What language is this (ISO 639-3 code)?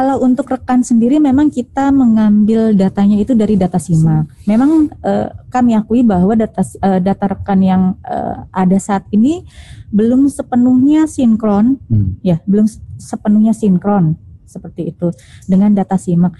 ind